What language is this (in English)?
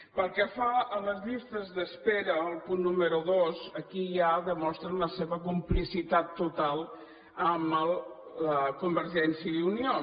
Catalan